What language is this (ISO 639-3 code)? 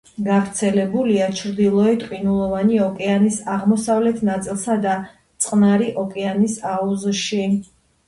kat